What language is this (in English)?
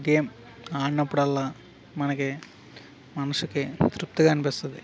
Telugu